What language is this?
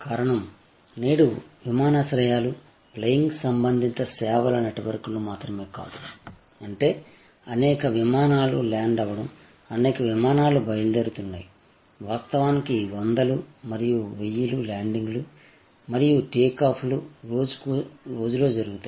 Telugu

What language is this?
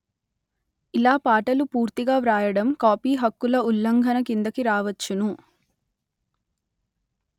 Telugu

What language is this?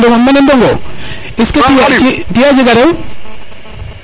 Serer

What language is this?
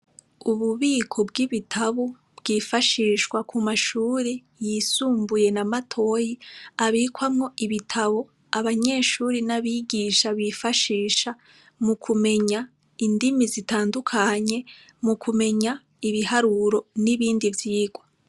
Rundi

